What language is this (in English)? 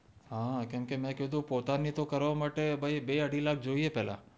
Gujarati